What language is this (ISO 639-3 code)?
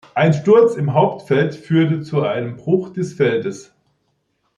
deu